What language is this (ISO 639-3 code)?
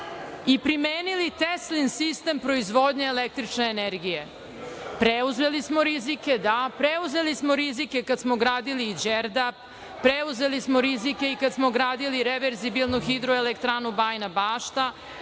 srp